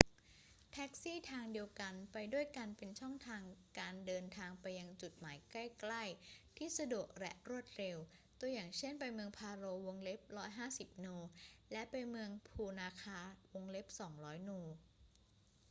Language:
Thai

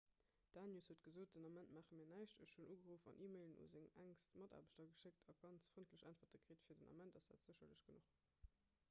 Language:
Luxembourgish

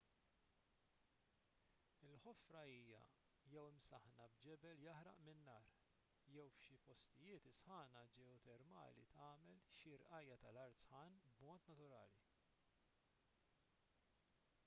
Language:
Maltese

